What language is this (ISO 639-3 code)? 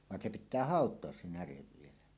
fin